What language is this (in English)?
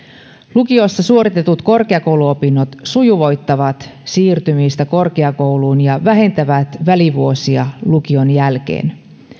Finnish